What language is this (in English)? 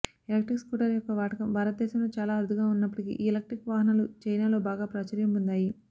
Telugu